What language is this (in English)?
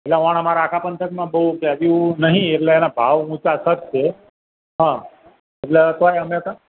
Gujarati